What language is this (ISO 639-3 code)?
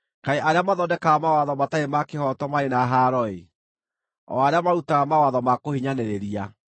kik